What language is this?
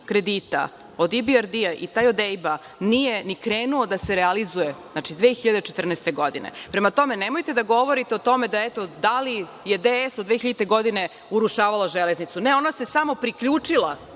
Serbian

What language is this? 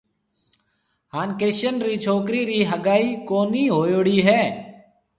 Marwari (Pakistan)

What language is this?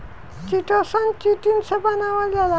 Bhojpuri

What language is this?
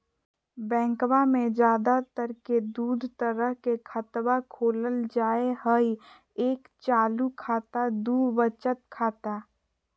Magahi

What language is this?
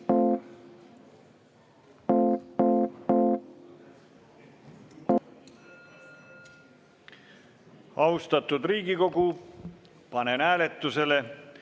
Estonian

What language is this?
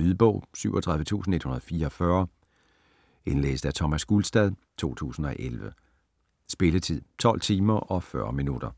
Danish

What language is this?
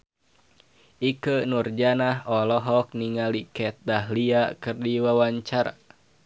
Sundanese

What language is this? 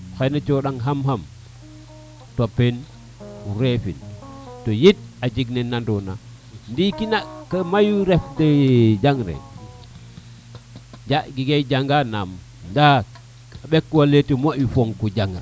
Serer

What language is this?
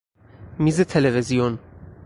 Persian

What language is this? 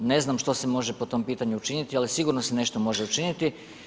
Croatian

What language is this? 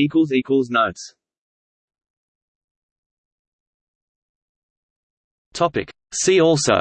English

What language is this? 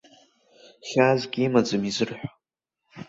Abkhazian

